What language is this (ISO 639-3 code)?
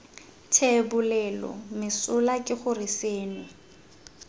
tsn